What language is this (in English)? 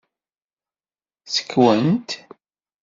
Kabyle